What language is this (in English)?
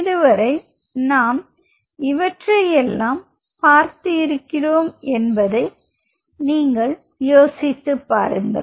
Tamil